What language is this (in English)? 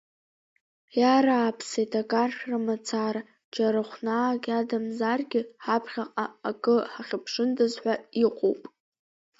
Abkhazian